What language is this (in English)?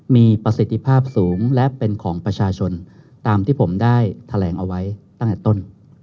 Thai